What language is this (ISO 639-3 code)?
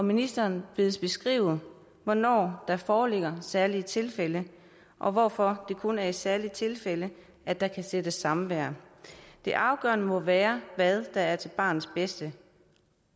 dan